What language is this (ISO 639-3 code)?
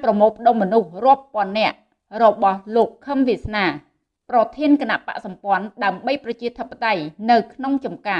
vie